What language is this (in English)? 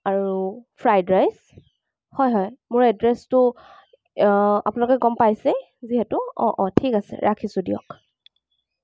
Assamese